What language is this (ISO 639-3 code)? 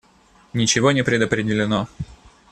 rus